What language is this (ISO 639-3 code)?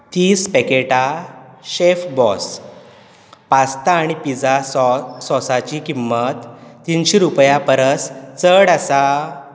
kok